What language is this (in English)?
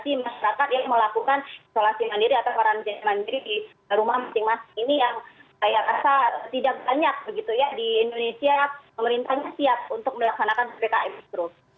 Indonesian